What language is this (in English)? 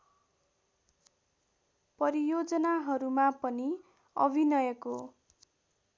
Nepali